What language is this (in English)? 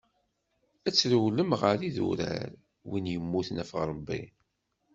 Kabyle